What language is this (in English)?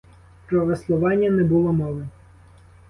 Ukrainian